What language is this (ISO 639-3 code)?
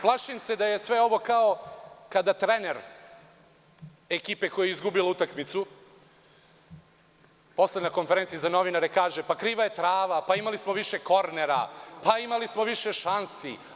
srp